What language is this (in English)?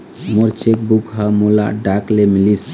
Chhattisgarhi